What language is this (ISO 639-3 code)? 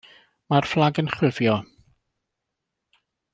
cym